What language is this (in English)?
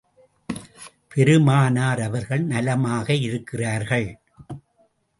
Tamil